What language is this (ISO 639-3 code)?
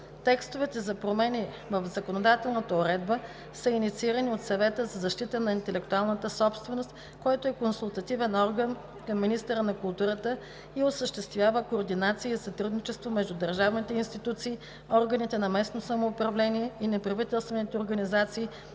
bul